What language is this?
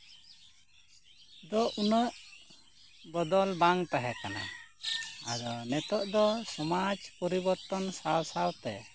Santali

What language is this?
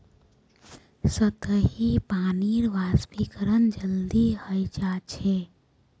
Magahi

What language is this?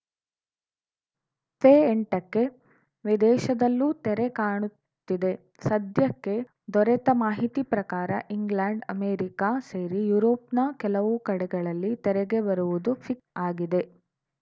Kannada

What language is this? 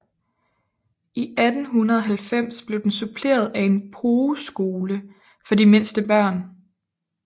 Danish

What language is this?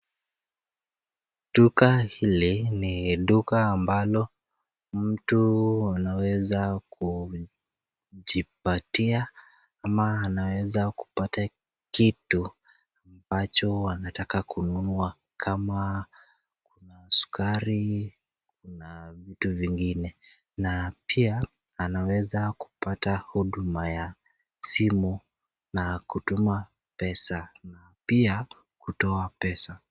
Swahili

